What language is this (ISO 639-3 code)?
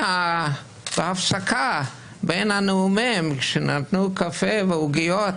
heb